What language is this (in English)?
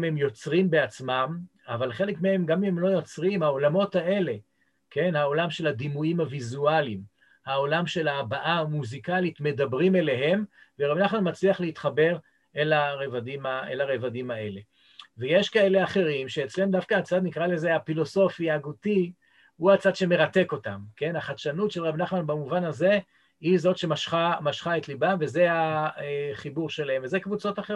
Hebrew